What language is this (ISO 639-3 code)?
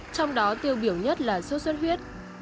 vie